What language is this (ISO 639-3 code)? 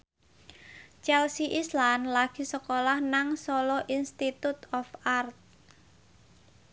jav